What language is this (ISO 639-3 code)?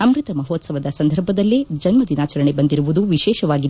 kan